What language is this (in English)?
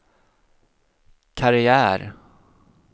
Swedish